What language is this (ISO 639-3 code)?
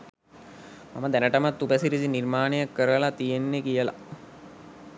sin